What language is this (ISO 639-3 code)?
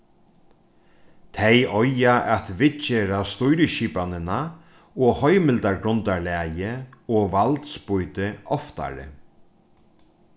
fao